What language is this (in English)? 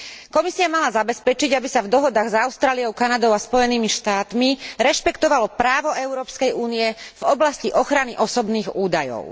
Slovak